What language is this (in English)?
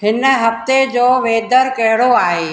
Sindhi